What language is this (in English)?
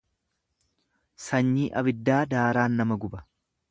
Oromo